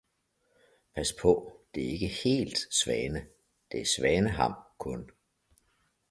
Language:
Danish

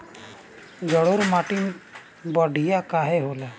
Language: Bhojpuri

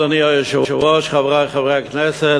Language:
Hebrew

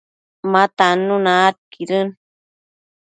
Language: Matsés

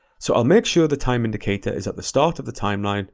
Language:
English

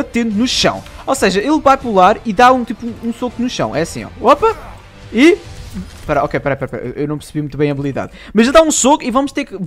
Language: Portuguese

